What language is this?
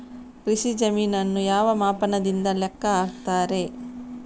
Kannada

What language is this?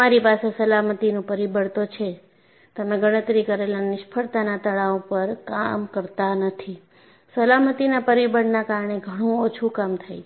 Gujarati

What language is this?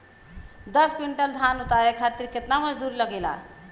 Bhojpuri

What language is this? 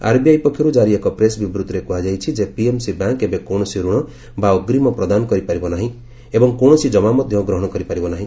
Odia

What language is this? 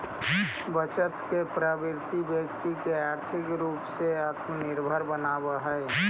Magahi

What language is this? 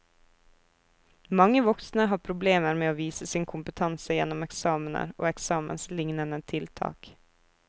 Norwegian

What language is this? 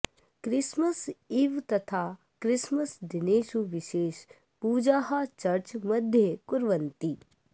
Sanskrit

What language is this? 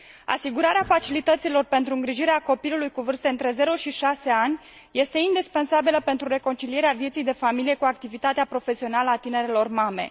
Romanian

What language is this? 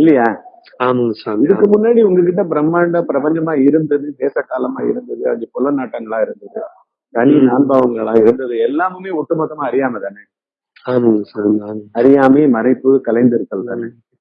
Tamil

